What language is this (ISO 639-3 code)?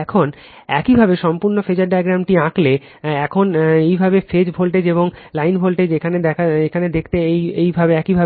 ben